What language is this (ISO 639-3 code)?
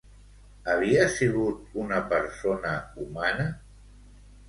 cat